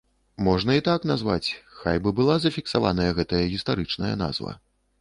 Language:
Belarusian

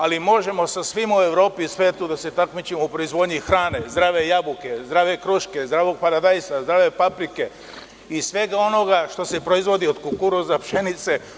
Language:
Serbian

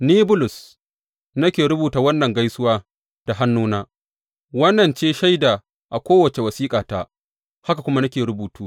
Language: Hausa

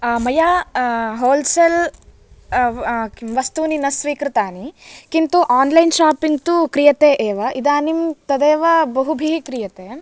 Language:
Sanskrit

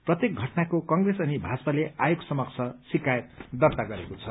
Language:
Nepali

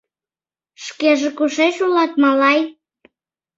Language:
Mari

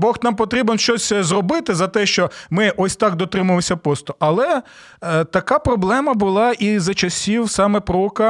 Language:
Ukrainian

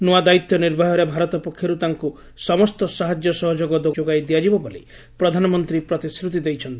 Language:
Odia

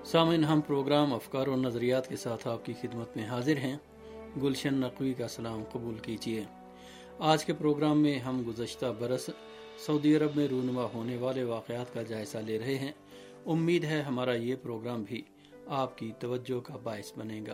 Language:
Urdu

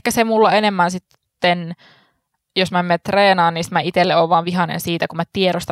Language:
Finnish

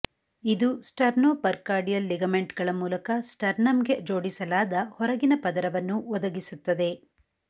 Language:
Kannada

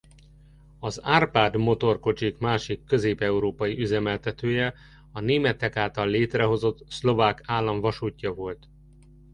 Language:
Hungarian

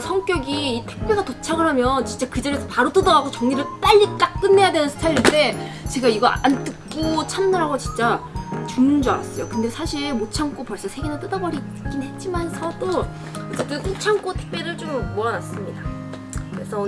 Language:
Korean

